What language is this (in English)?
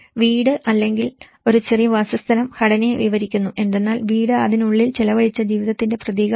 Malayalam